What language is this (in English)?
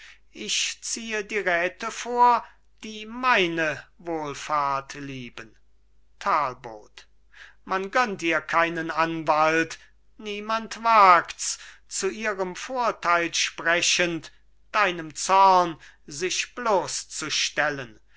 German